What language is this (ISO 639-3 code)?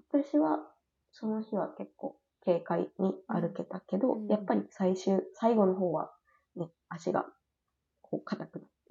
jpn